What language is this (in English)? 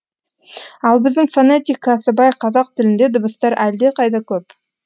Kazakh